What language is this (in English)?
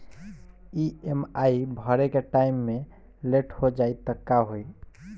Bhojpuri